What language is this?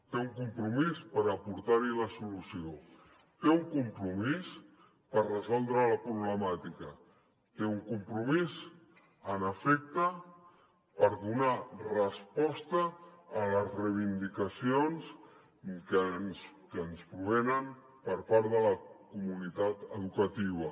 Catalan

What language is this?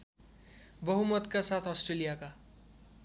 Nepali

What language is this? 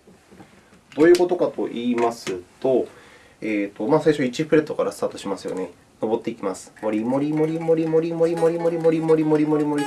Japanese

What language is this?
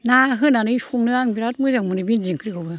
Bodo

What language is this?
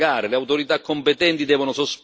Italian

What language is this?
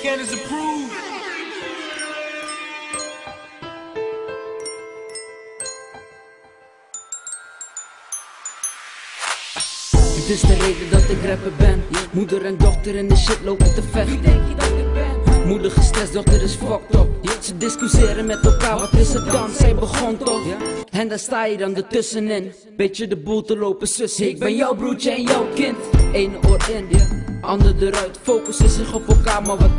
Dutch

